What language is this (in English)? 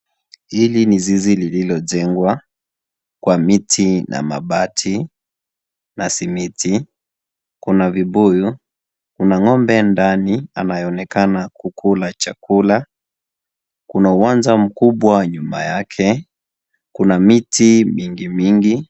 Swahili